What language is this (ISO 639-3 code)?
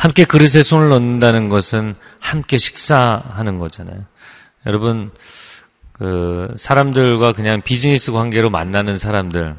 kor